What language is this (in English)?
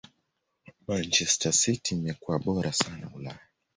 Swahili